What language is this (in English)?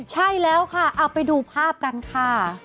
Thai